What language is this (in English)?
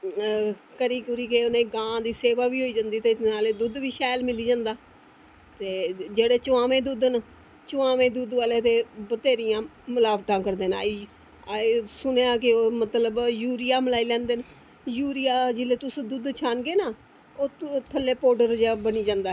Dogri